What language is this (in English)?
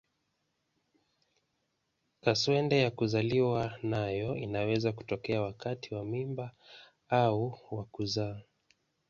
Swahili